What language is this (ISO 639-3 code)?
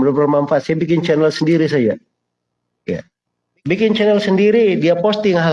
ind